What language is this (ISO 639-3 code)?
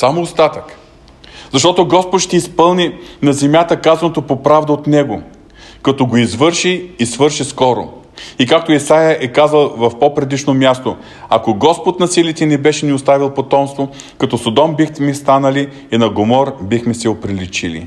bul